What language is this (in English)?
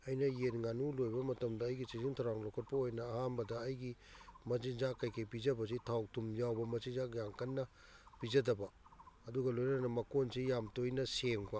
Manipuri